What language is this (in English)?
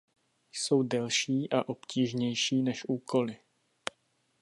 Czech